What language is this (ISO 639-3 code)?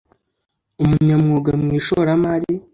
kin